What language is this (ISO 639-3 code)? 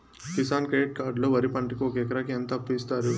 tel